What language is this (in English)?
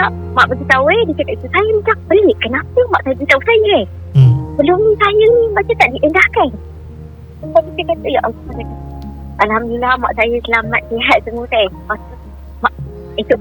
Malay